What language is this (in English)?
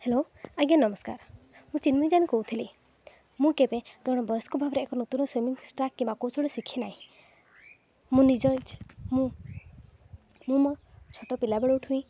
Odia